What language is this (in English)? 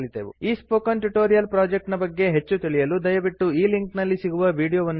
Kannada